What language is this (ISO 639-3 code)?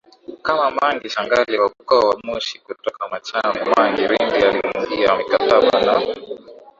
swa